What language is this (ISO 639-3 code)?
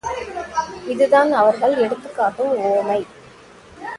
tam